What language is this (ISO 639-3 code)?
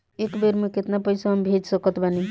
bho